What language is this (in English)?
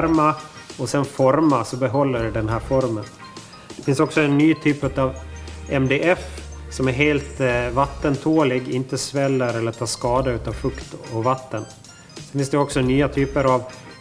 Swedish